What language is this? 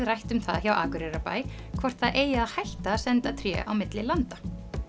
Icelandic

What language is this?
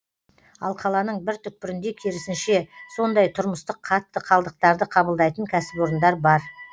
Kazakh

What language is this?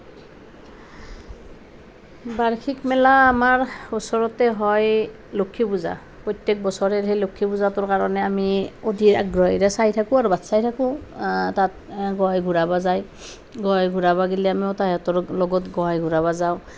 Assamese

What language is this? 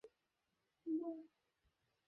Bangla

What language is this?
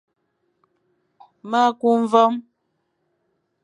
Fang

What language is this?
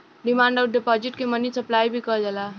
Bhojpuri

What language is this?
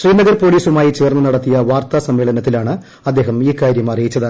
Malayalam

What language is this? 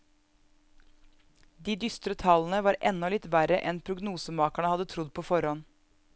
Norwegian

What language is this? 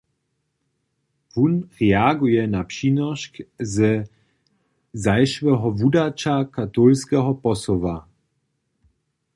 Upper Sorbian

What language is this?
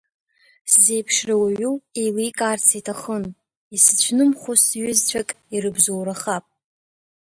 Abkhazian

